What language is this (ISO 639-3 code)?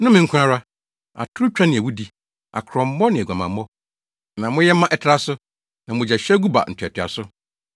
aka